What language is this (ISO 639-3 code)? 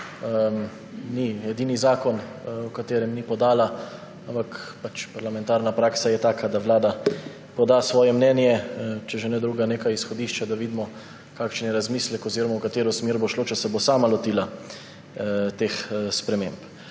slv